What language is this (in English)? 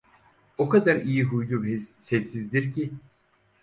Turkish